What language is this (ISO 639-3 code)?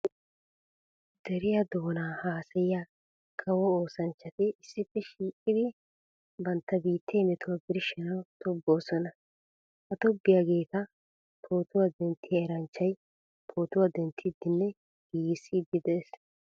wal